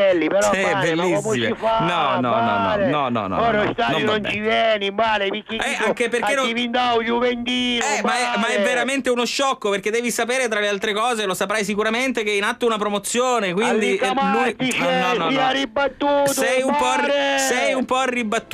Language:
Italian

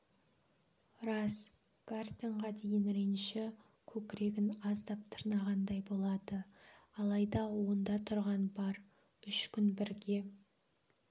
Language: Kazakh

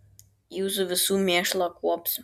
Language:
Lithuanian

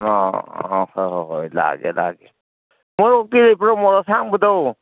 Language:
Manipuri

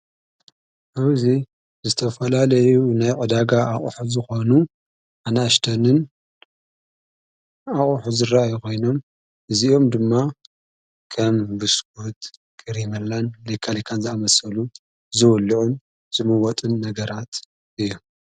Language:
Tigrinya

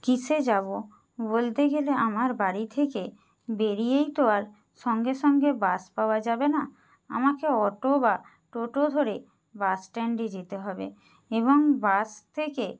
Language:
Bangla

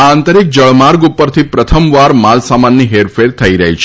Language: Gujarati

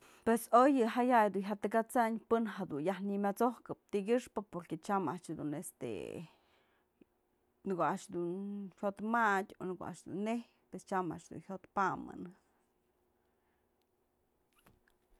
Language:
Mazatlán Mixe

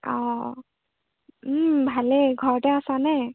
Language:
Assamese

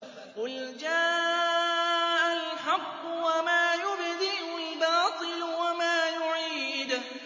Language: Arabic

